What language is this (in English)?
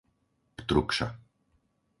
Slovak